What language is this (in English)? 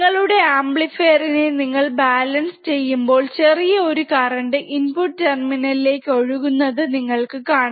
Malayalam